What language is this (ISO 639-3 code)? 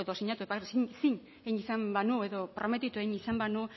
eus